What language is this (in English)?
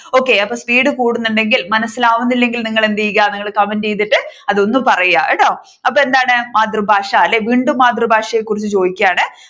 Malayalam